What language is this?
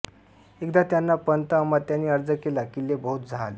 Marathi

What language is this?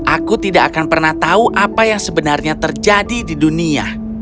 Indonesian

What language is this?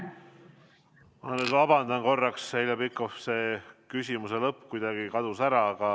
Estonian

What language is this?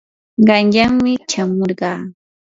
Yanahuanca Pasco Quechua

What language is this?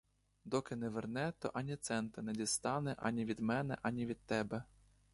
Ukrainian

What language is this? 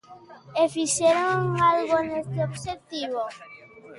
Galician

